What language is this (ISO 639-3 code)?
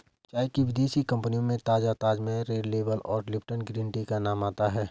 hin